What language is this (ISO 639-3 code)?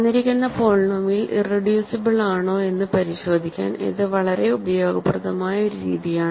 mal